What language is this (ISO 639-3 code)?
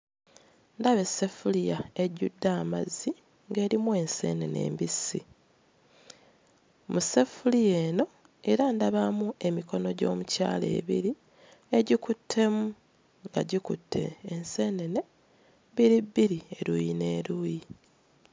lug